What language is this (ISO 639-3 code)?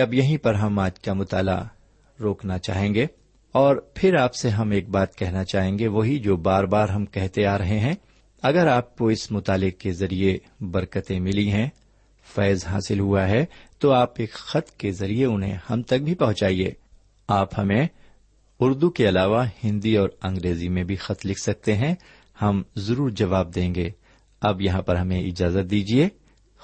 urd